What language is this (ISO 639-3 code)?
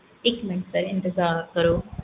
pan